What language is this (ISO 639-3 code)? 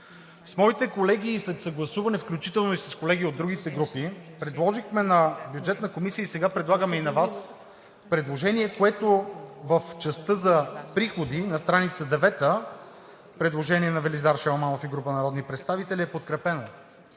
bul